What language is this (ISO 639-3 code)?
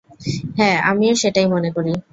ben